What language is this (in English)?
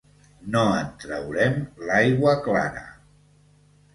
Catalan